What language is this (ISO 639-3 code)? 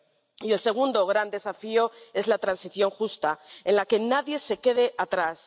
spa